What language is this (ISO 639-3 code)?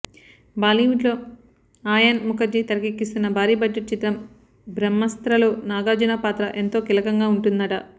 tel